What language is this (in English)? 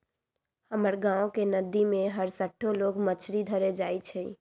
Magahi